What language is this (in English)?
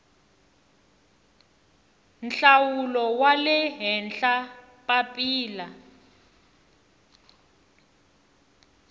Tsonga